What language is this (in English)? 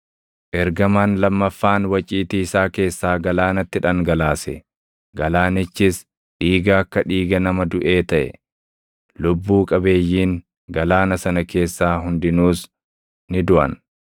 Oromo